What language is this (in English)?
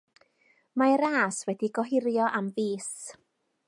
Welsh